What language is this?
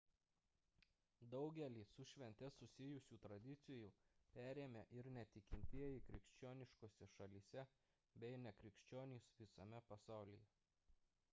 Lithuanian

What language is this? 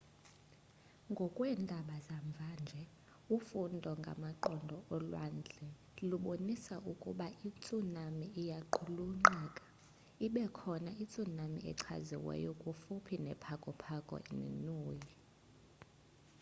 Xhosa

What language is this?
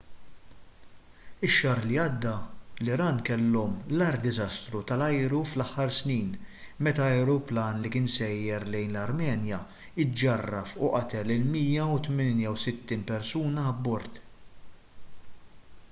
Maltese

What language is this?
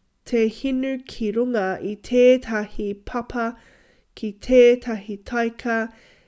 Māori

